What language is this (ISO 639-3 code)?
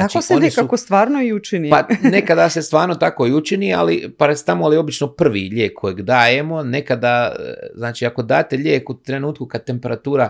hrv